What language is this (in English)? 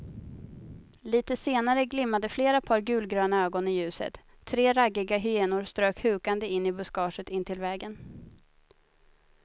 Swedish